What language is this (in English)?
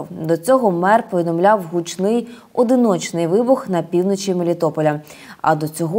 Ukrainian